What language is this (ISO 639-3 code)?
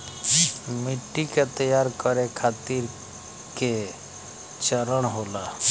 bho